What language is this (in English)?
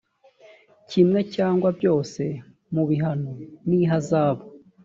Kinyarwanda